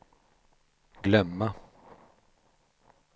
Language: Swedish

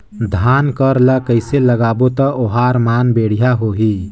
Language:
Chhattisgarhi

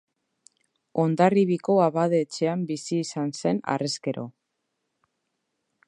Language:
Basque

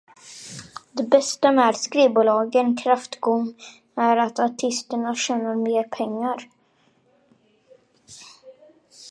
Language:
Swedish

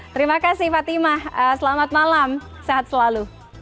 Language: Indonesian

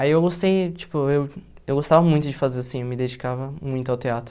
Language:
Portuguese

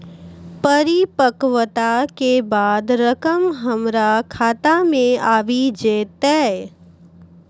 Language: Maithili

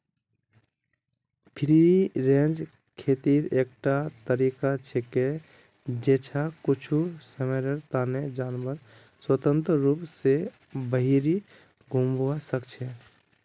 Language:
Magahi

